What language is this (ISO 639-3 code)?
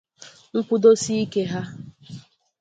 ibo